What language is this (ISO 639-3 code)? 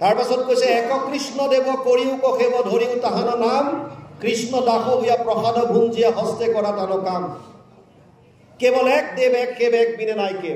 ben